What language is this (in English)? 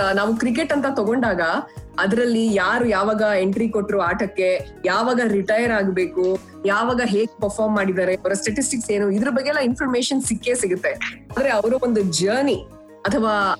Kannada